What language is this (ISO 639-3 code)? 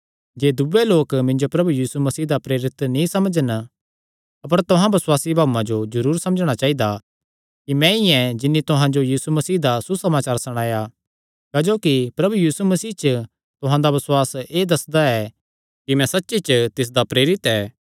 xnr